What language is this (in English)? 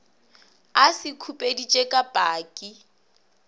Northern Sotho